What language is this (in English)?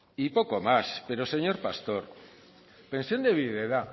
Spanish